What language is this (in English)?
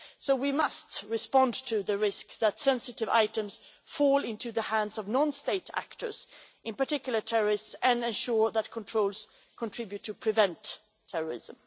English